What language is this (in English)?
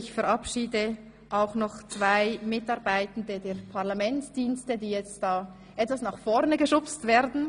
Swiss German